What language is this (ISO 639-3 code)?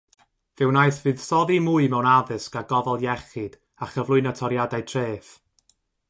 cym